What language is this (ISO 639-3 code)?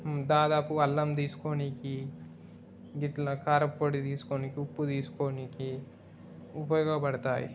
tel